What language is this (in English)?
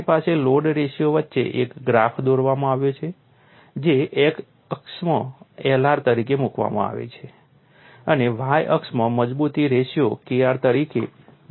Gujarati